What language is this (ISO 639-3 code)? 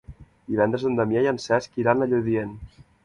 cat